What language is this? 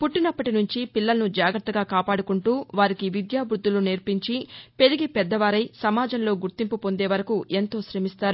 Telugu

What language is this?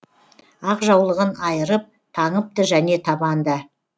Kazakh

